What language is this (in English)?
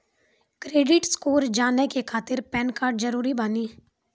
Maithili